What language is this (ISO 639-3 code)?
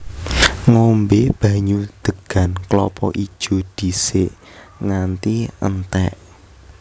jav